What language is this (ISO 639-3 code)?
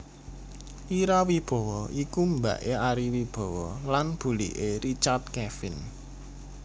jav